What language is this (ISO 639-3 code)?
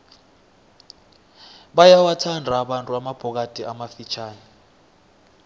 nbl